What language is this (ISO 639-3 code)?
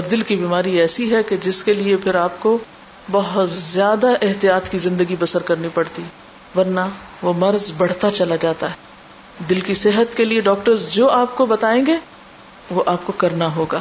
urd